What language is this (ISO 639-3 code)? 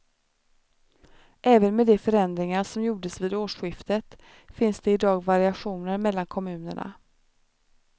swe